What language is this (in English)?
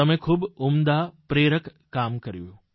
Gujarati